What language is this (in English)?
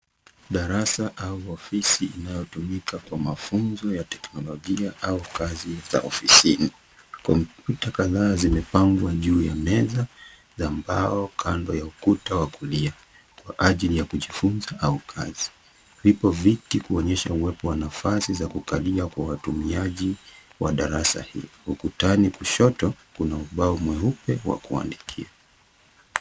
Swahili